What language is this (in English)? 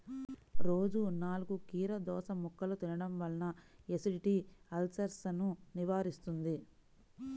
Telugu